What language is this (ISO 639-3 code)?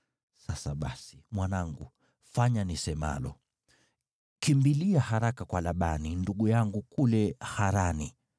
swa